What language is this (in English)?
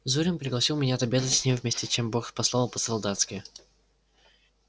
Russian